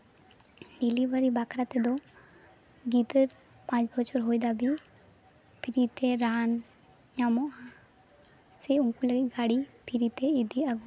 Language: Santali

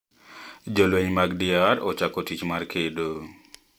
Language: Luo (Kenya and Tanzania)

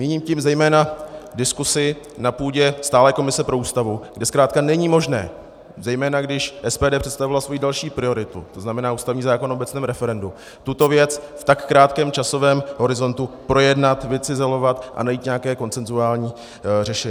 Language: Czech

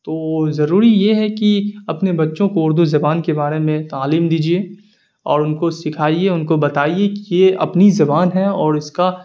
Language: Urdu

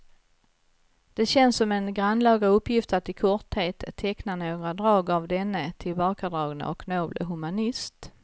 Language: Swedish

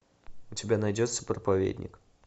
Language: Russian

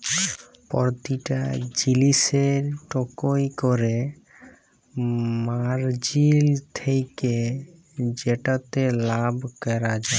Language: Bangla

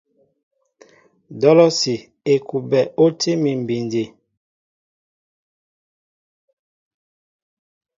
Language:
Mbo (Cameroon)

